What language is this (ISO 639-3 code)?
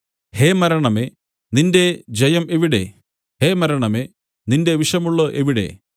mal